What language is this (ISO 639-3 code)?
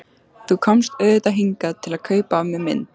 isl